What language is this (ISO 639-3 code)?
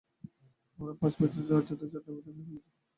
ben